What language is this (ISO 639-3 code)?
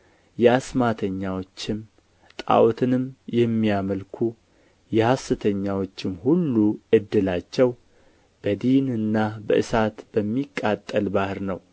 amh